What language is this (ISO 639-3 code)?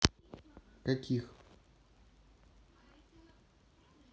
rus